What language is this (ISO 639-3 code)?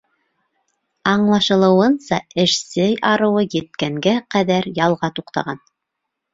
bak